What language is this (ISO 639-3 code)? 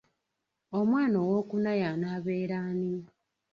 lug